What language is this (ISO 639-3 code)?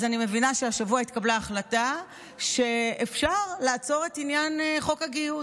heb